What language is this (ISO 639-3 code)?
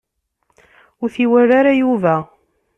kab